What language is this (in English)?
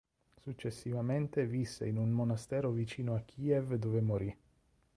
Italian